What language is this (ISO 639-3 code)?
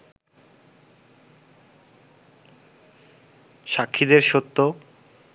ben